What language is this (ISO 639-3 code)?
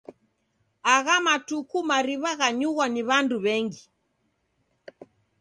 dav